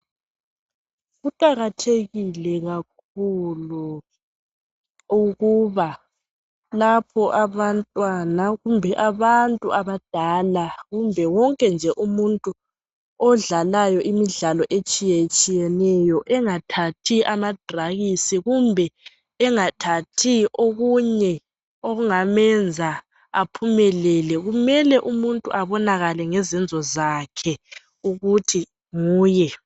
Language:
North Ndebele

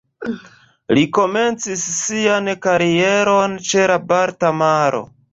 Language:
Esperanto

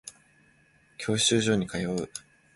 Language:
Japanese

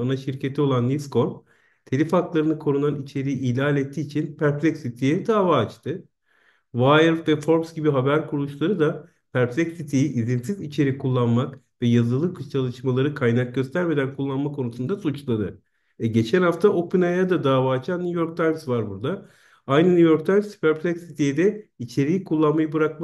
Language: Turkish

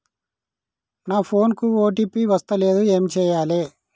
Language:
Telugu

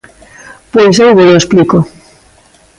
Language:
Galician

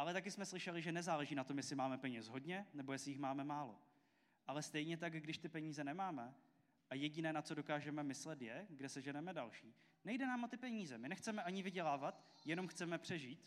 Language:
Czech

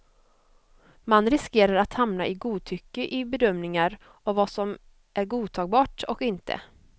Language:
Swedish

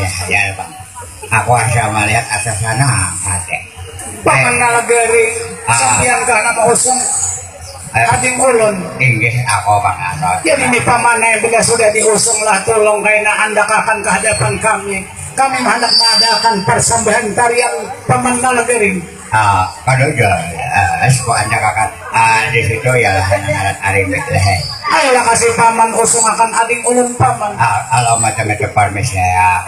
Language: Indonesian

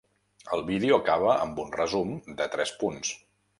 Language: Catalan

